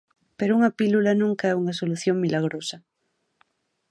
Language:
Galician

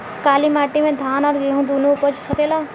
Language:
Bhojpuri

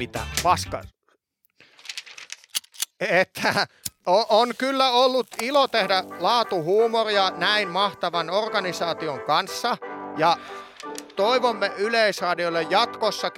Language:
Finnish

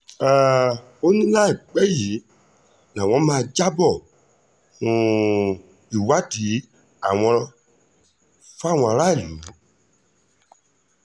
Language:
Yoruba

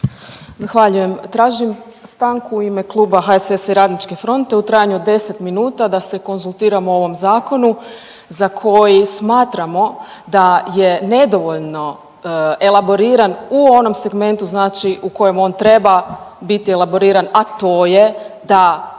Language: Croatian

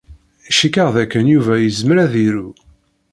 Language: Kabyle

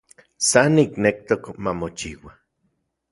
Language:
Central Puebla Nahuatl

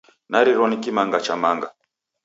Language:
Taita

